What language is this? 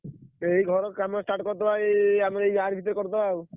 Odia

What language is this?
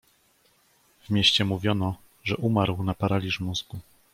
Polish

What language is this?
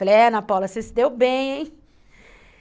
Portuguese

